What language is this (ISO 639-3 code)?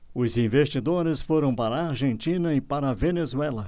por